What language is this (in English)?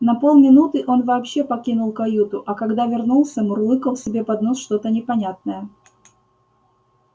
Russian